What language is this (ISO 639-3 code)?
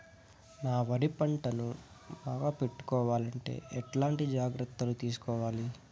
tel